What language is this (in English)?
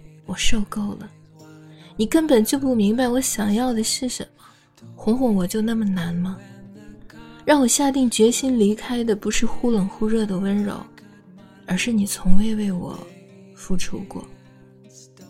Chinese